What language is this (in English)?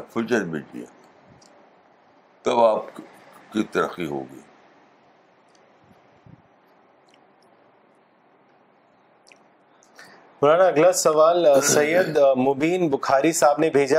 Urdu